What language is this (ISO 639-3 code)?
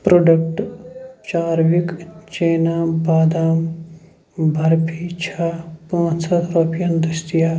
kas